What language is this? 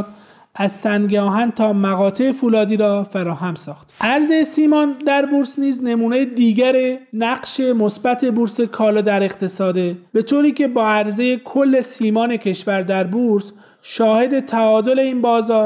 Persian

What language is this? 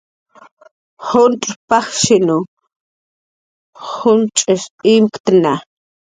Jaqaru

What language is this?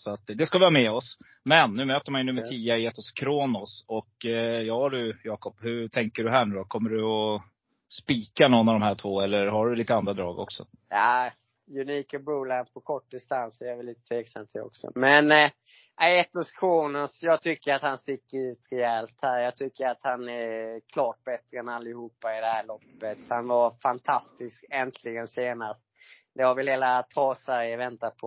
Swedish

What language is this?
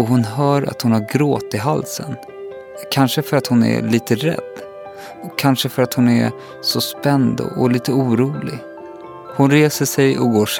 Swedish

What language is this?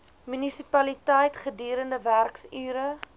Afrikaans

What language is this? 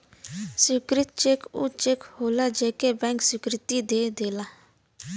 Bhojpuri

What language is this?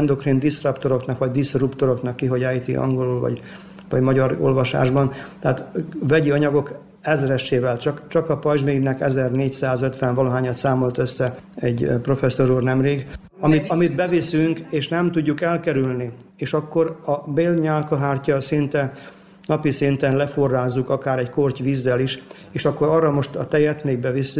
Hungarian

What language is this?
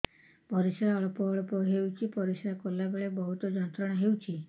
Odia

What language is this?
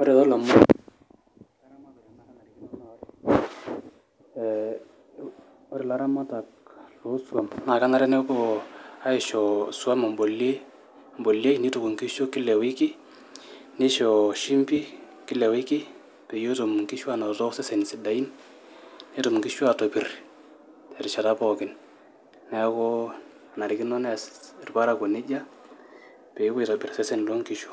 Masai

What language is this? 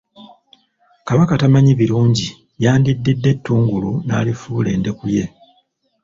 Ganda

